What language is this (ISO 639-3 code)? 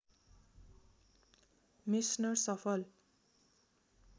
nep